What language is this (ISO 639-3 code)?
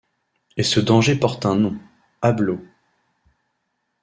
fra